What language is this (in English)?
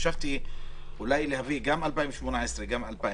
Hebrew